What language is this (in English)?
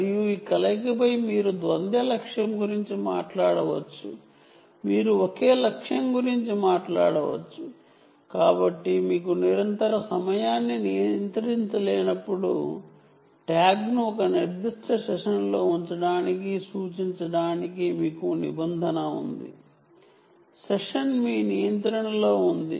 Telugu